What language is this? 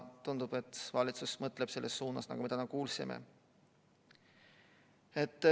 Estonian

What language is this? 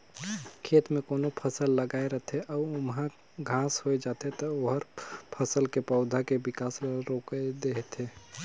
Chhattisgarhi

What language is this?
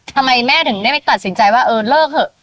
Thai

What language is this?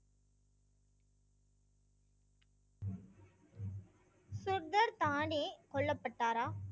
Tamil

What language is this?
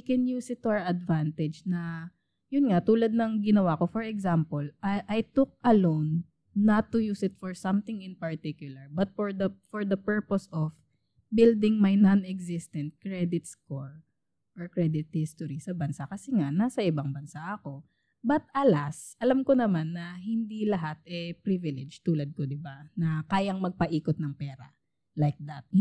Filipino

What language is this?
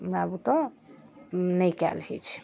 Maithili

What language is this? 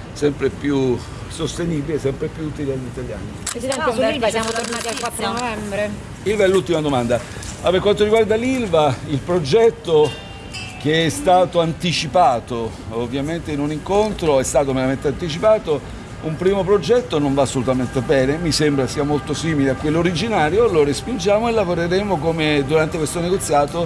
Italian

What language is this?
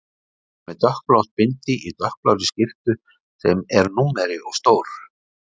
Icelandic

